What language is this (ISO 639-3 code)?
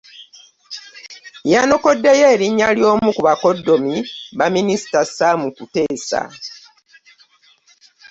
lug